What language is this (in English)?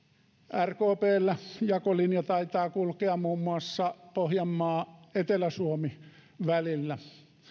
Finnish